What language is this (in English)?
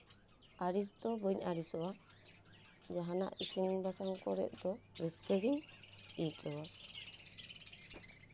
Santali